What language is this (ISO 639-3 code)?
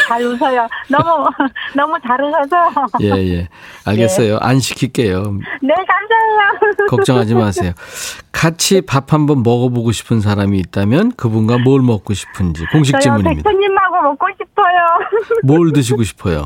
kor